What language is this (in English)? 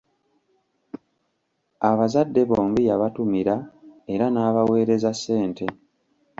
Ganda